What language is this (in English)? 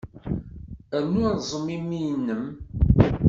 Kabyle